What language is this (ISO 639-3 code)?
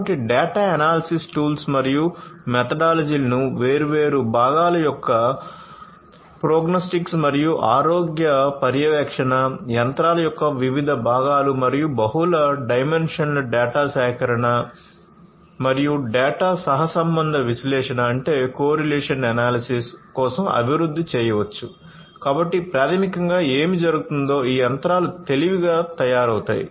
tel